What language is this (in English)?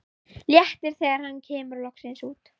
Icelandic